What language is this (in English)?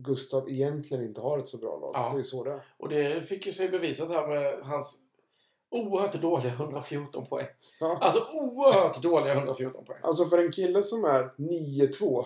Swedish